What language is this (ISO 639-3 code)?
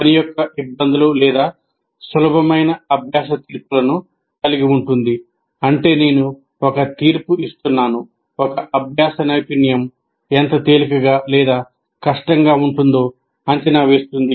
tel